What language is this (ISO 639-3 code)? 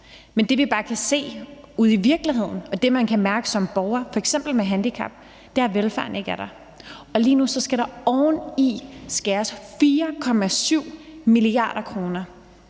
dan